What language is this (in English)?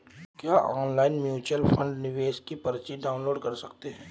Hindi